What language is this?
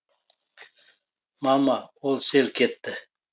Kazakh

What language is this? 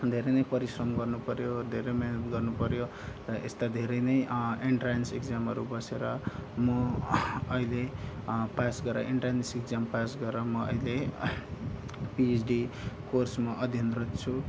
Nepali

